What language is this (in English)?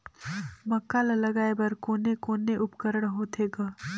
Chhattisgarhi